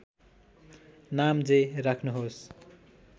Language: Nepali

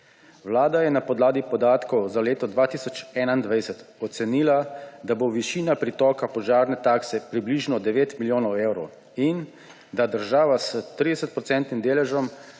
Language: Slovenian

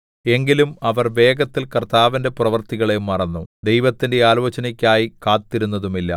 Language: Malayalam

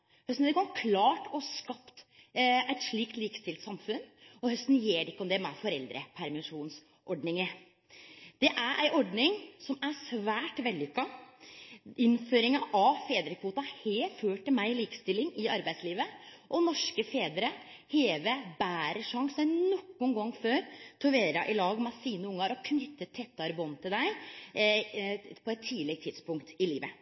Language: Norwegian Nynorsk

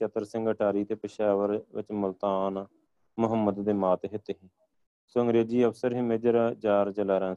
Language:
Punjabi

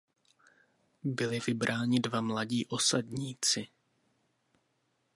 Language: Czech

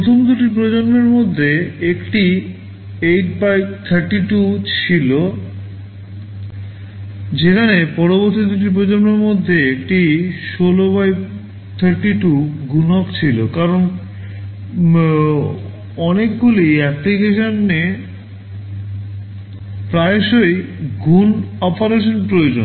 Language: Bangla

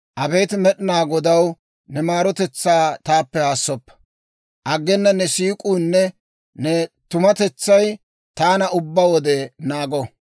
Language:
Dawro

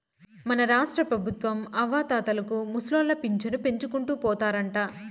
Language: Telugu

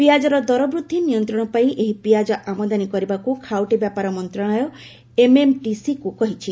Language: Odia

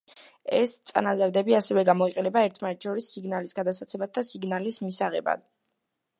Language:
Georgian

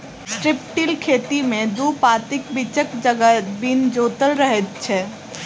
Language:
Maithili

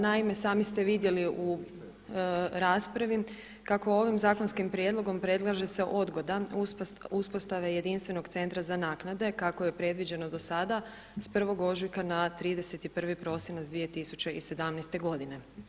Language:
Croatian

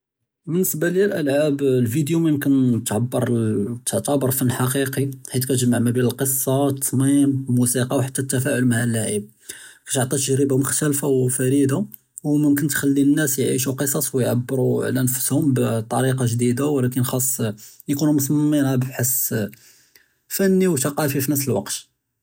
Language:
Judeo-Arabic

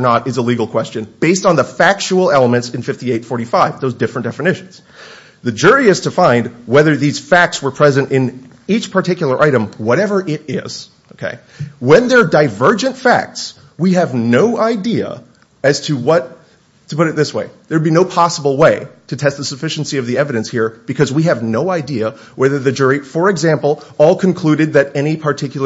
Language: English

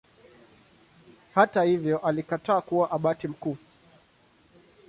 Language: Swahili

